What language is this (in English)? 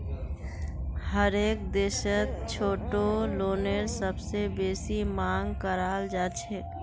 Magahi